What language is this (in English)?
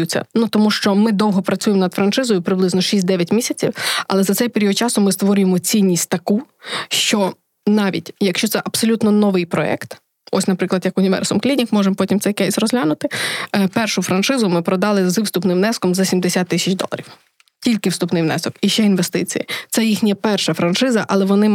Ukrainian